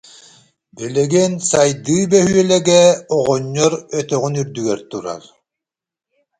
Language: Yakut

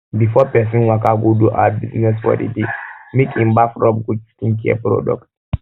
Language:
Nigerian Pidgin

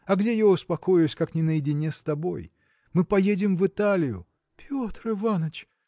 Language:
Russian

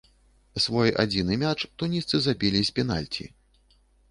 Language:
Belarusian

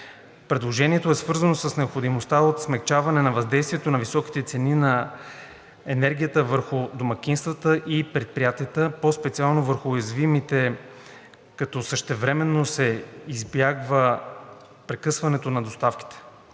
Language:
Bulgarian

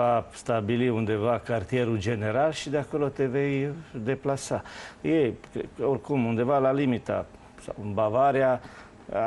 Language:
Romanian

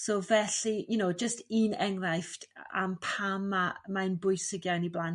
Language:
Welsh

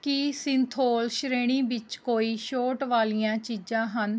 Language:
Punjabi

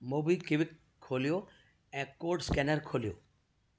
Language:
Sindhi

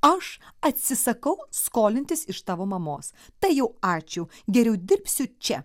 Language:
Lithuanian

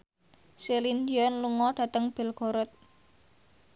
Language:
Javanese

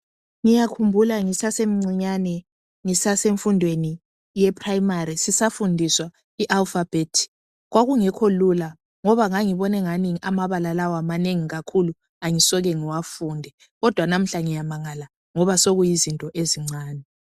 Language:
North Ndebele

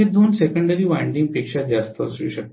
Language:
Marathi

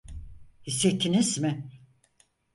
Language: Turkish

